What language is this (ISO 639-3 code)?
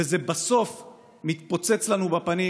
heb